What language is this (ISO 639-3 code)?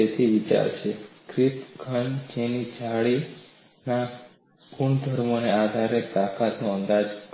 guj